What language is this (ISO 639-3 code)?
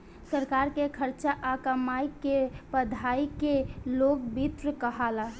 bho